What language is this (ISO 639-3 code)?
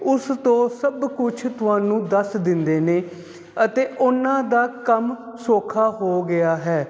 pan